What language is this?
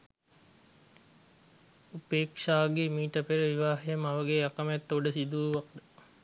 Sinhala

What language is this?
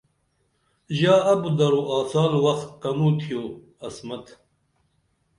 Dameli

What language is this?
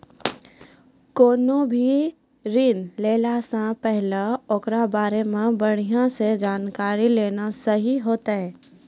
Maithili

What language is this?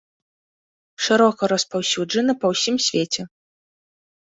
Belarusian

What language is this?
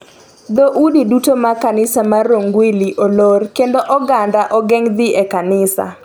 Luo (Kenya and Tanzania)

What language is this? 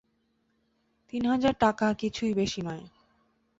Bangla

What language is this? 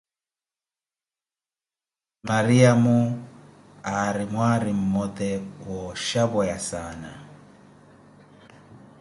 Koti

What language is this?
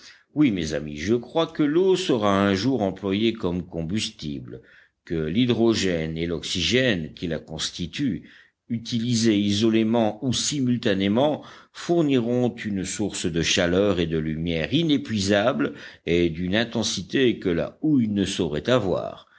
French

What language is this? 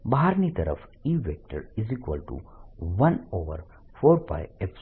Gujarati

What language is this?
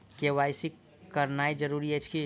Maithili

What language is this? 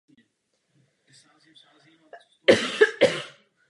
Czech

